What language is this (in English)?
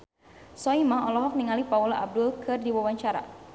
Sundanese